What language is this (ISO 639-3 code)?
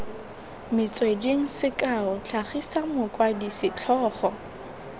tsn